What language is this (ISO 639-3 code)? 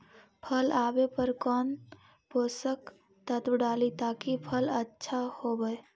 mag